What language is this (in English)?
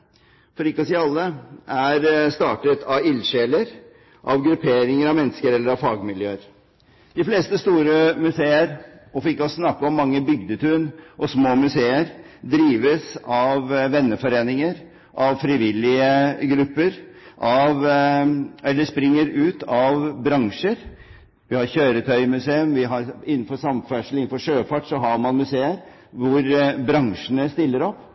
Norwegian Bokmål